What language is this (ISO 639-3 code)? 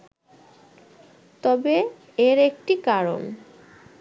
ben